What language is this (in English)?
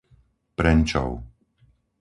Slovak